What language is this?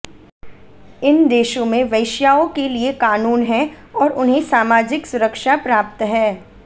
Hindi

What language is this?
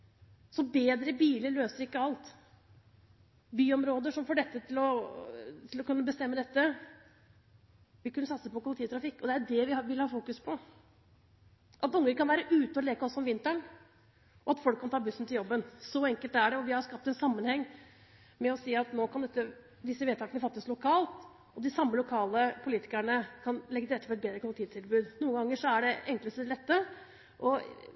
Norwegian Bokmål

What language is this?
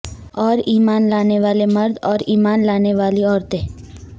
Urdu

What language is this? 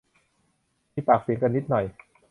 Thai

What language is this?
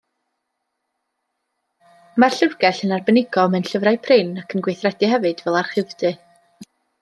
Welsh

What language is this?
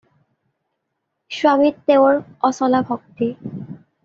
Assamese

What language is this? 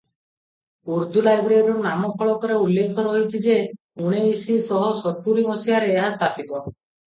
Odia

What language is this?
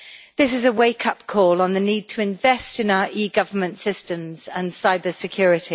English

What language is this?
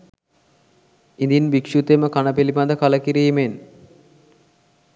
Sinhala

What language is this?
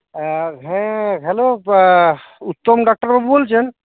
Santali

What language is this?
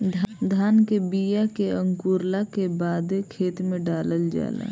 Bhojpuri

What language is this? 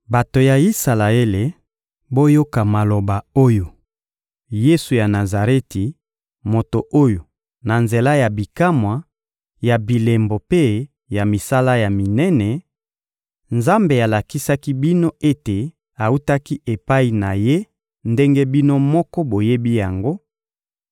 Lingala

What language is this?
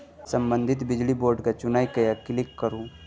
Maithili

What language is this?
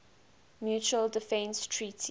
English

